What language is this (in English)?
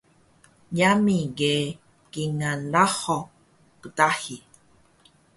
Taroko